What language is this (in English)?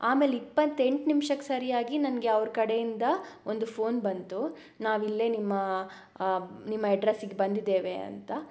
Kannada